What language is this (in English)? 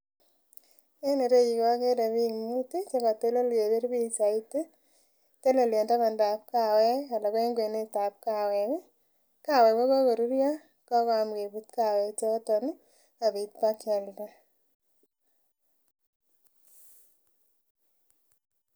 Kalenjin